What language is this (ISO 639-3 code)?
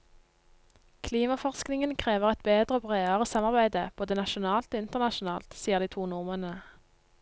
nor